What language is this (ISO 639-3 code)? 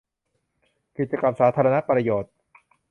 tha